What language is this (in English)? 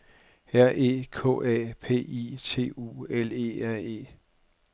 Danish